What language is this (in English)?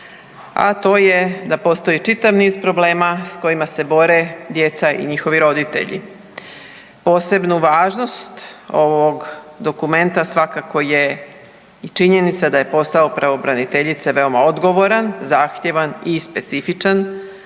Croatian